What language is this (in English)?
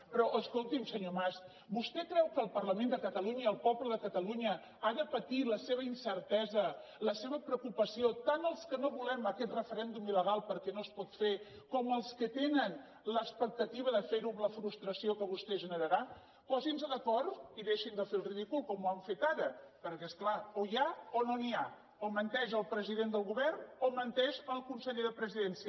Catalan